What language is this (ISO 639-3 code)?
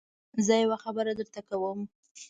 pus